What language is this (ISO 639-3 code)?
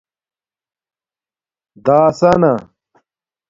dmk